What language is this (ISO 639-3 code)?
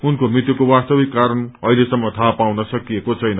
nep